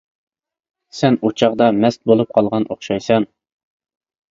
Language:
Uyghur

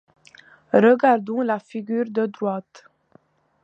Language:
French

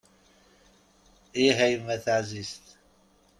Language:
Kabyle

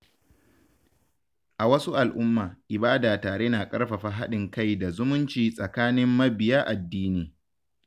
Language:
Hausa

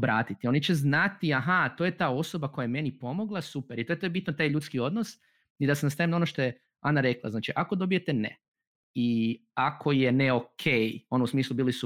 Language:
Croatian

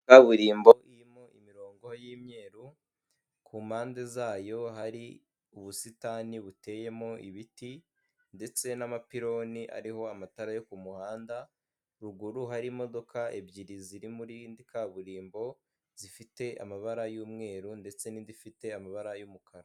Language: Kinyarwanda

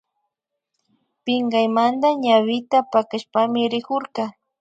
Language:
Imbabura Highland Quichua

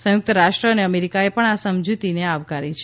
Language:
Gujarati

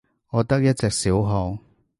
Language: Cantonese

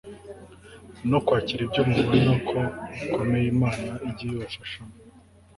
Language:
Kinyarwanda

